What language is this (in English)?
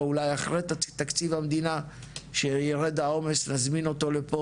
Hebrew